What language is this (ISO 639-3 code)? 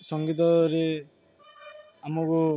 ori